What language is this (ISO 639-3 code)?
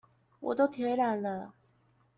zho